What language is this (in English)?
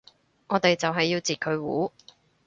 Cantonese